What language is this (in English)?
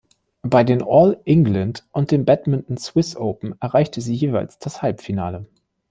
German